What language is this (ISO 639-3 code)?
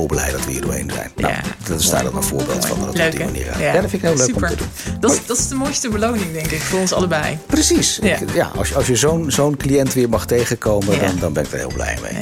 nld